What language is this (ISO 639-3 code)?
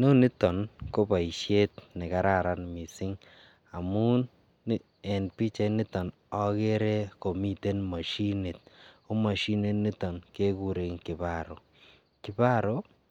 kln